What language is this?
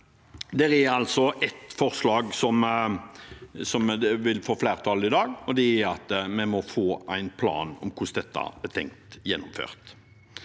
Norwegian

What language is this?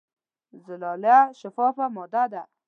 Pashto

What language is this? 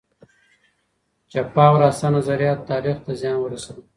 Pashto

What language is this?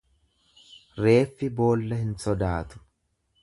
Oromo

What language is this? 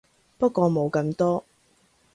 Cantonese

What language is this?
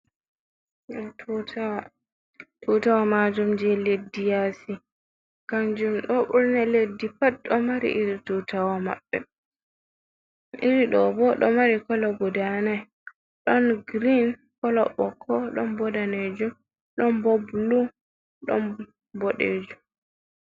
Fula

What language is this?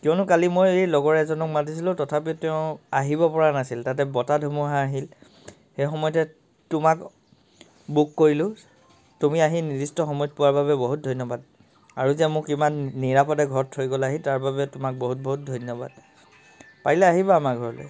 Assamese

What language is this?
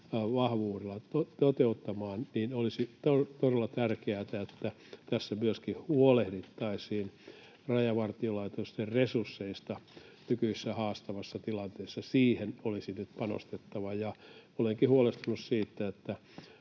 Finnish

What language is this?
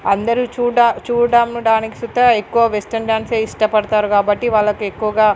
Telugu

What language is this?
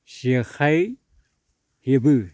Bodo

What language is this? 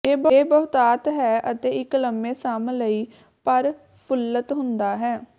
Punjabi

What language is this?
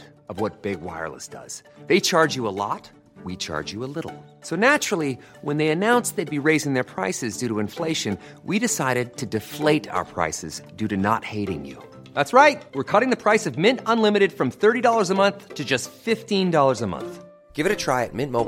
Filipino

